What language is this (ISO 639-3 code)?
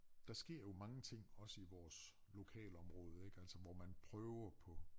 dan